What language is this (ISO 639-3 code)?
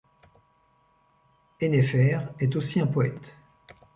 fra